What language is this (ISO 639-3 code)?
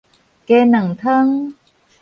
nan